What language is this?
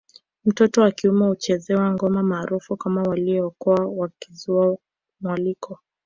Swahili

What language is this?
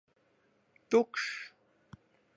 Latvian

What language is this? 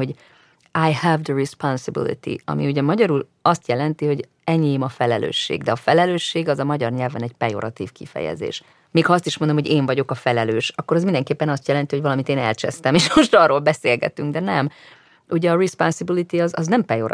Hungarian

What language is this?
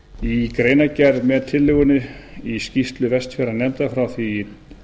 Icelandic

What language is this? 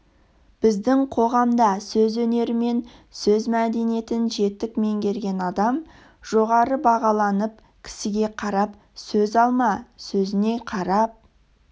Kazakh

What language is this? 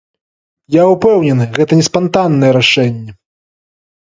Belarusian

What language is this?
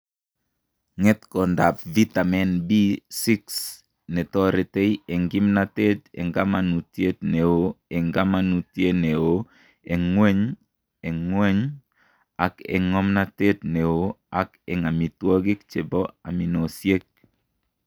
Kalenjin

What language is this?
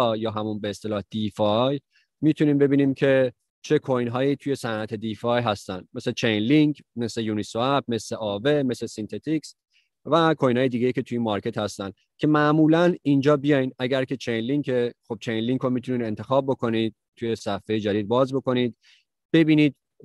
Persian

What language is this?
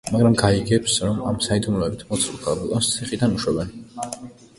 Georgian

